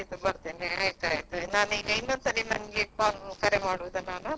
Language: Kannada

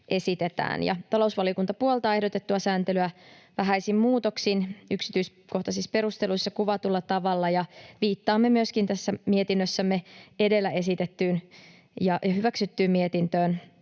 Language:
Finnish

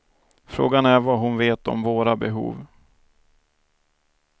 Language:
Swedish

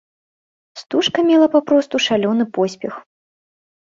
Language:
Belarusian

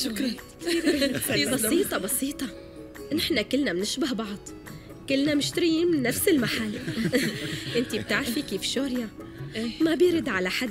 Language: Arabic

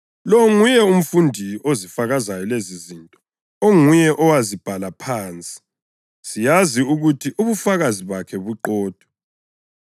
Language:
North Ndebele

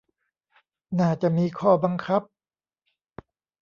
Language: Thai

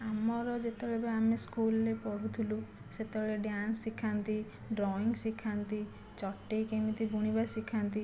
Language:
Odia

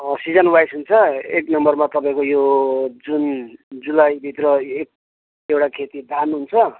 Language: Nepali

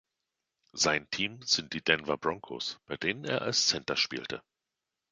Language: German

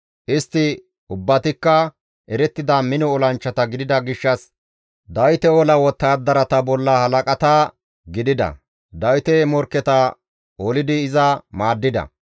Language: Gamo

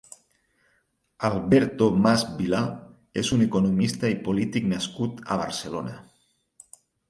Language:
Catalan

